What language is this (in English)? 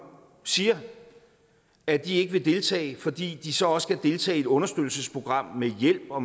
Danish